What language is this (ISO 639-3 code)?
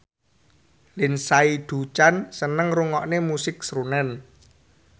jav